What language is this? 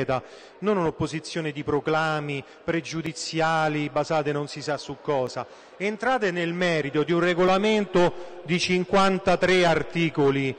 Italian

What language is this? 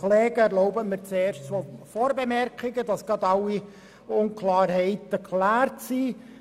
Swiss German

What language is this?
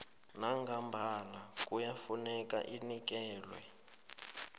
South Ndebele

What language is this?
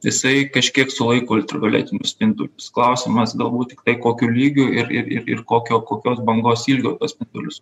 Lithuanian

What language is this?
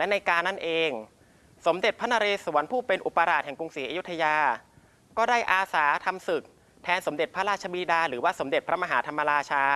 Thai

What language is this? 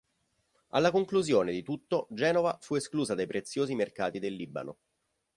Italian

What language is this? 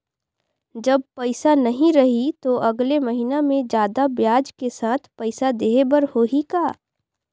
Chhattisgarhi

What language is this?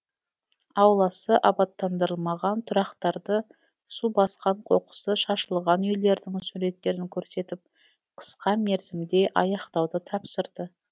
Kazakh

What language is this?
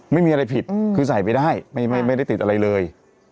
Thai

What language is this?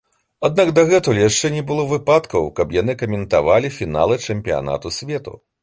Belarusian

